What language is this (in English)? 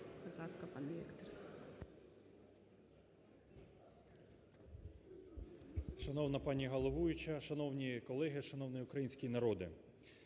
Ukrainian